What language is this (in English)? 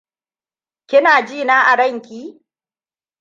Hausa